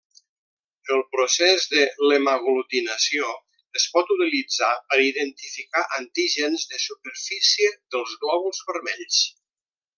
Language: Catalan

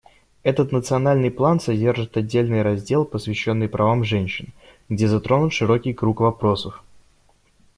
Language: Russian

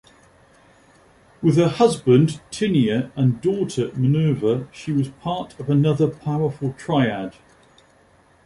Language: English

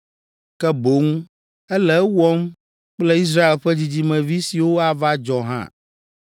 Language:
Ewe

